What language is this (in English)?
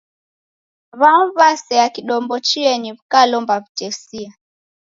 Taita